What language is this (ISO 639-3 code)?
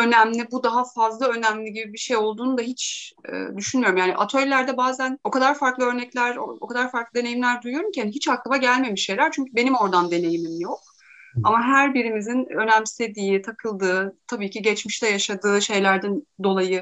tur